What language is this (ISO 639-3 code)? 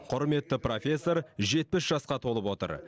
kaz